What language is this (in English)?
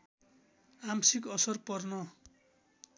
Nepali